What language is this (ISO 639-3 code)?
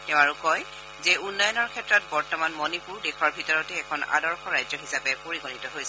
asm